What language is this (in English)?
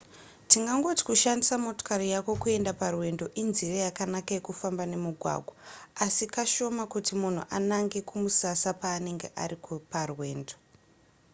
Shona